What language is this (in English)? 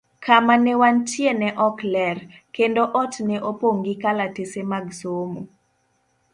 Luo (Kenya and Tanzania)